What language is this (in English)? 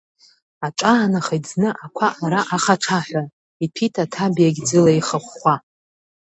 Abkhazian